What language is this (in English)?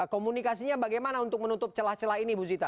Indonesian